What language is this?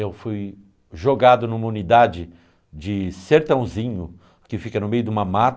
Portuguese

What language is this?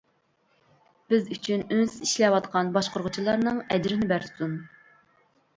Uyghur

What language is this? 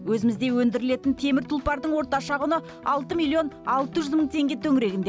Kazakh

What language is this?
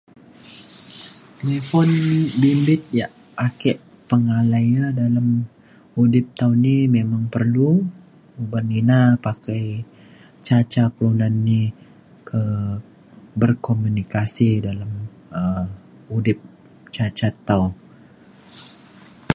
Mainstream Kenyah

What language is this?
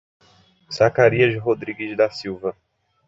Portuguese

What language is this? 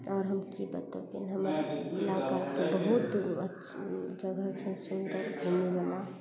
Maithili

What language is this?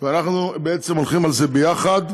Hebrew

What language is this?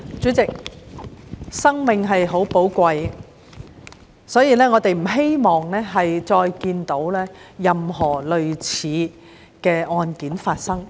Cantonese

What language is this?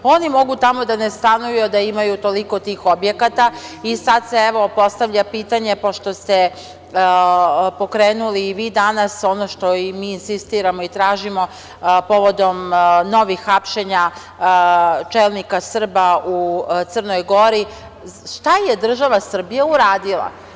Serbian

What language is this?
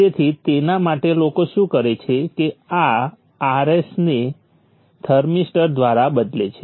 Gujarati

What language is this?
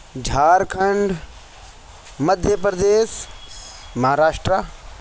Urdu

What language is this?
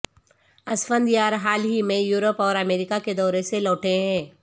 Urdu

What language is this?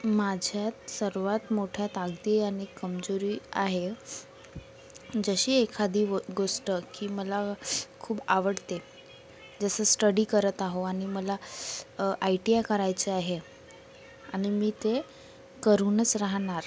Marathi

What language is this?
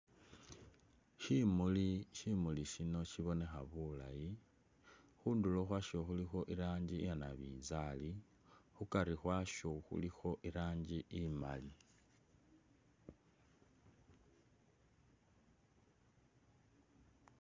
Masaaba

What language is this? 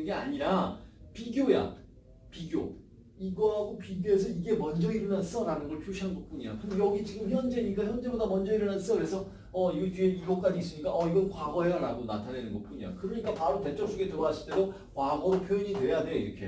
Korean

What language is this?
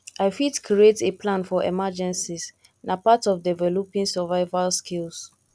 Nigerian Pidgin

